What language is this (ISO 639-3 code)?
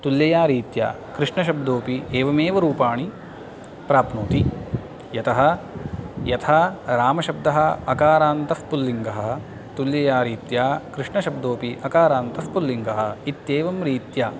san